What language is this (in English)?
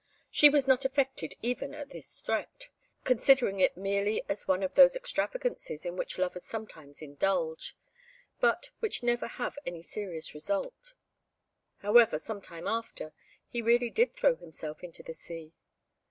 English